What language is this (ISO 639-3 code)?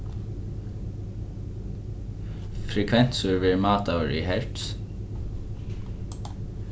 fao